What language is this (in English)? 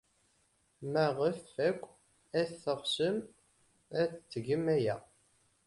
Kabyle